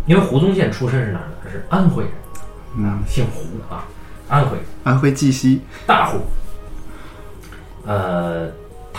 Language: Chinese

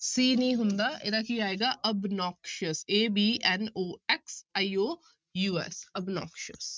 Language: Punjabi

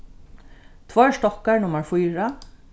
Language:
Faroese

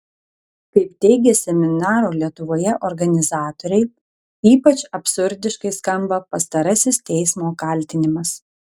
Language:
Lithuanian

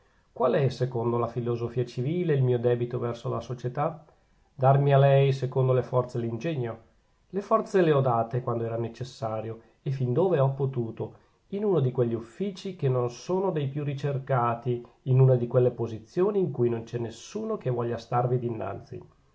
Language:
Italian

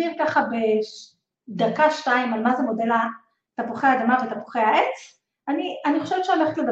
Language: Hebrew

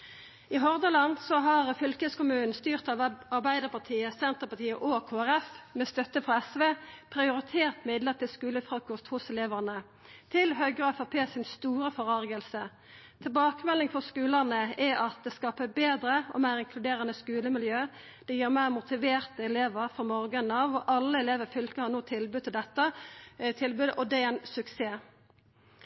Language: Norwegian Nynorsk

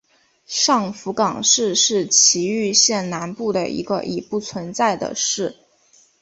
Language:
Chinese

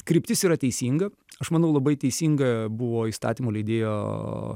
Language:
Lithuanian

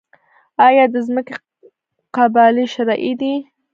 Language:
Pashto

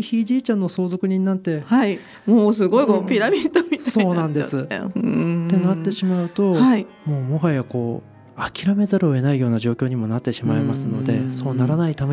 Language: Japanese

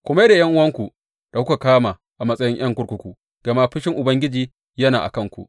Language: Hausa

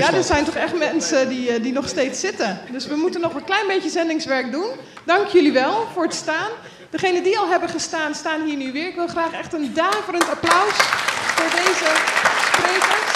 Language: Dutch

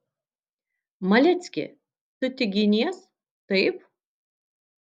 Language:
Lithuanian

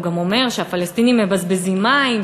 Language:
Hebrew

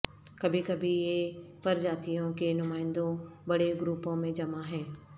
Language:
Urdu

